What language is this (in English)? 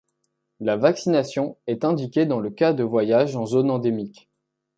French